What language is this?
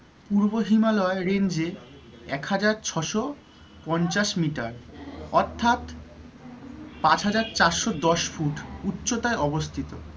Bangla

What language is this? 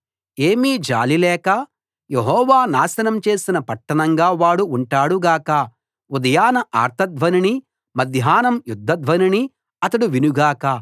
Telugu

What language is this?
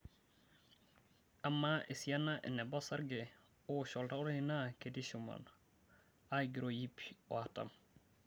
Masai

